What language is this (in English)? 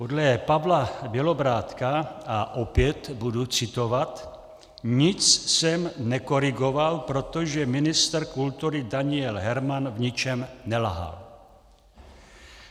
Czech